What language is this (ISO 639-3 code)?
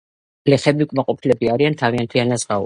kat